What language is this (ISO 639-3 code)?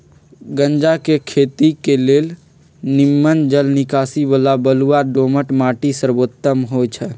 mag